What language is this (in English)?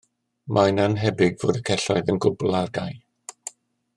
Welsh